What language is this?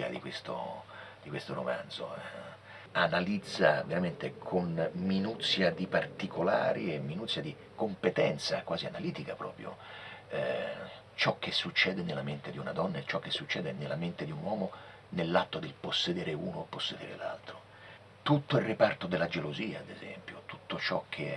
Italian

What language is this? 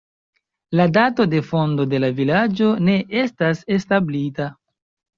Esperanto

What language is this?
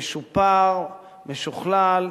Hebrew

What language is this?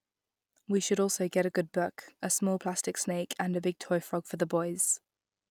English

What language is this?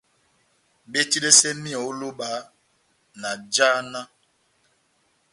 Batanga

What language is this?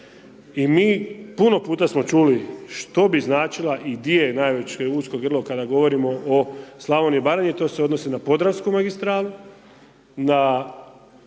Croatian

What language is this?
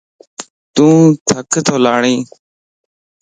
Lasi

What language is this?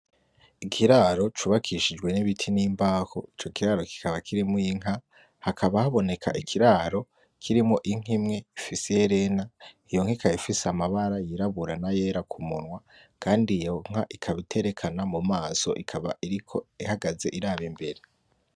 Rundi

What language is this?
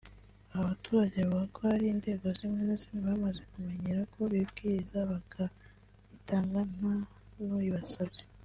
Kinyarwanda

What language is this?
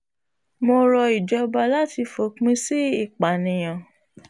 Yoruba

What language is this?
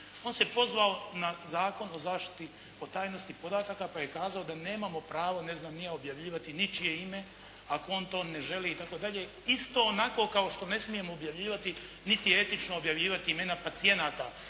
Croatian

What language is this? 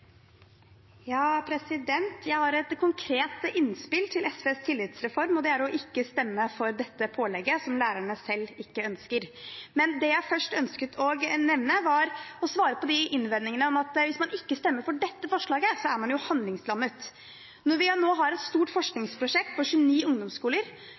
Norwegian Bokmål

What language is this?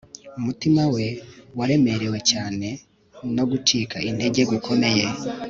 Kinyarwanda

